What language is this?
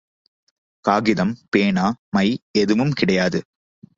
Tamil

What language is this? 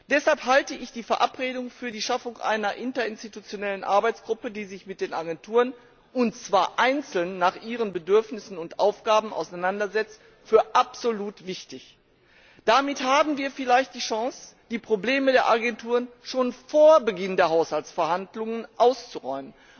German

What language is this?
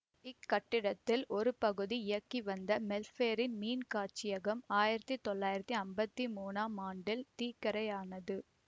Tamil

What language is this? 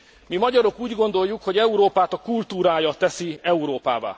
Hungarian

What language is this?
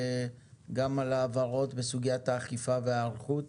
Hebrew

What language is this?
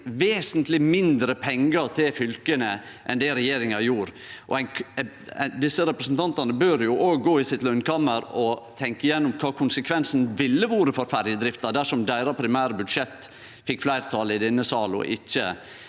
Norwegian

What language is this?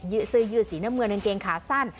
Thai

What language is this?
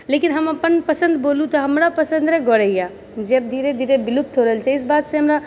Maithili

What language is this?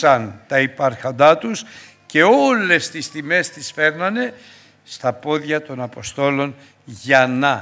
Greek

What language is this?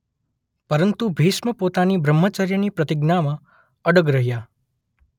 Gujarati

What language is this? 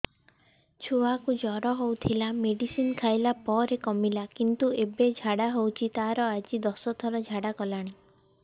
Odia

